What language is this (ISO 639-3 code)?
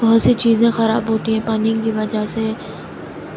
urd